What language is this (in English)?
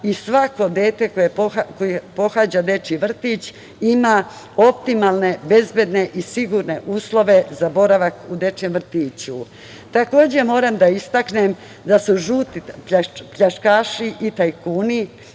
Serbian